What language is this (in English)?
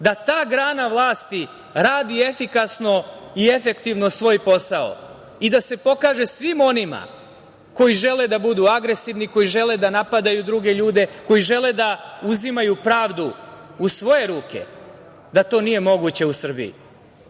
Serbian